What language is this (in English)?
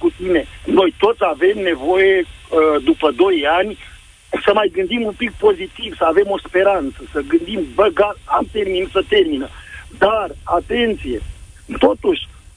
Romanian